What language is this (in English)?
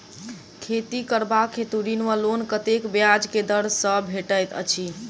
Maithili